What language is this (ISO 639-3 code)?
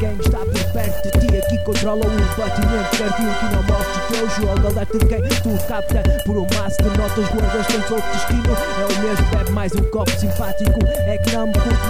por